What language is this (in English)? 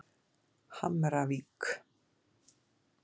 Icelandic